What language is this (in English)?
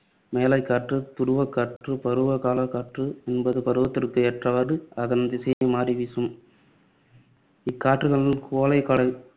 Tamil